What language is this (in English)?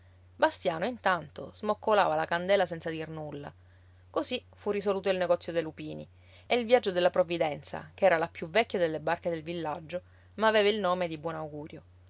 Italian